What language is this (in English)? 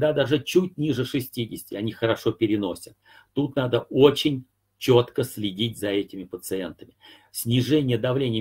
Russian